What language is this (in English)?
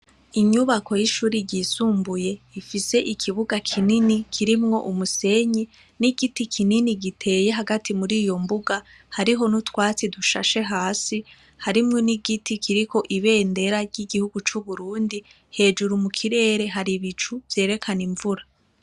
Rundi